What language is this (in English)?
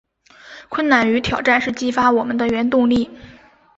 Chinese